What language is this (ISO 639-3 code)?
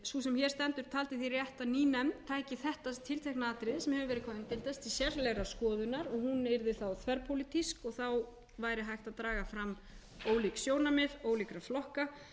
isl